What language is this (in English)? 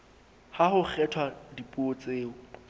Southern Sotho